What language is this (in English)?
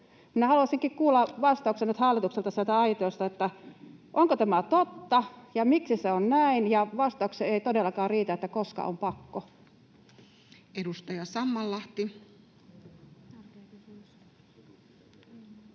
Finnish